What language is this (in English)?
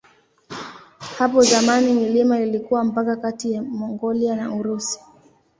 Swahili